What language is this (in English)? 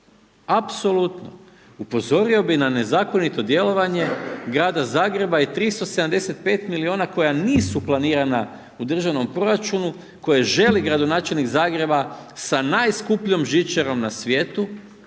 Croatian